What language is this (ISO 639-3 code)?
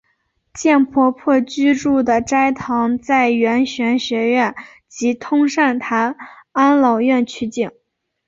zho